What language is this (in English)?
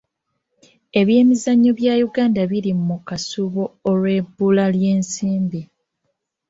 Ganda